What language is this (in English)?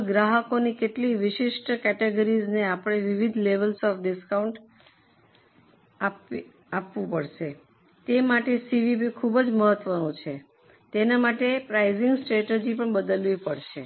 Gujarati